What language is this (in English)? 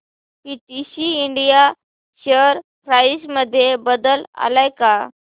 Marathi